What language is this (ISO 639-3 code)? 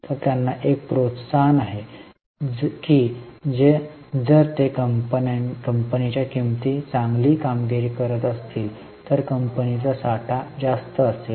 mar